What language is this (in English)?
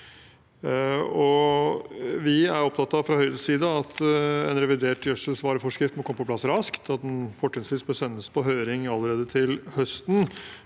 Norwegian